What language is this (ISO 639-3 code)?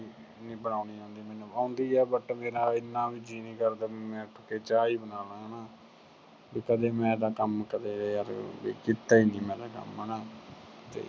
pan